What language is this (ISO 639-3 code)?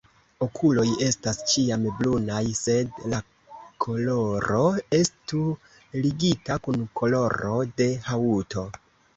epo